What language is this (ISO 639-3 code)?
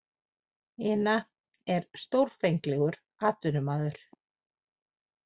isl